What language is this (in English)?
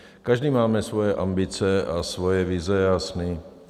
Czech